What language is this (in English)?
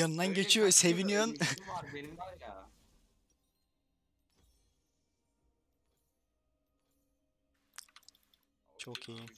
Turkish